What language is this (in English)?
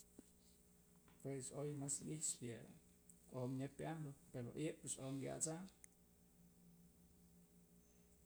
Mazatlán Mixe